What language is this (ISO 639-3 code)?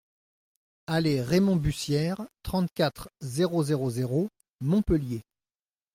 fra